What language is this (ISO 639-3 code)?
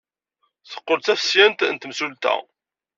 kab